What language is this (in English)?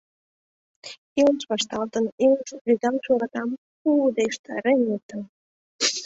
Mari